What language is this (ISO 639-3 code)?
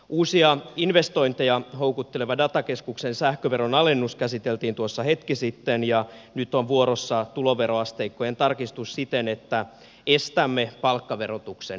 fin